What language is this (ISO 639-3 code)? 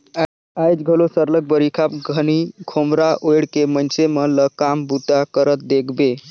hne